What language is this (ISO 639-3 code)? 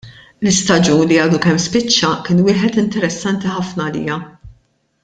mlt